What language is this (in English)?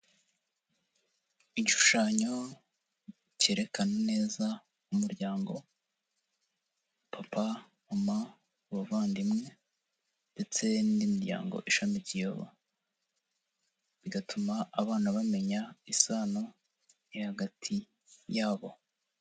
Kinyarwanda